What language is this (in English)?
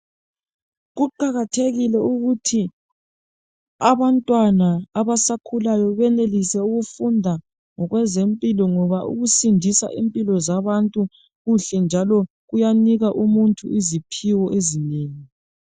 North Ndebele